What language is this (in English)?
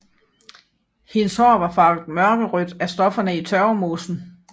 Danish